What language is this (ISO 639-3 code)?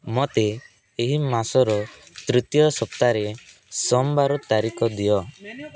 ori